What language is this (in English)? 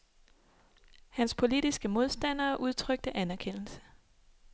Danish